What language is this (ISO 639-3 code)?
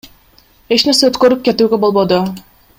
kir